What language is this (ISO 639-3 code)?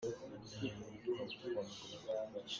cnh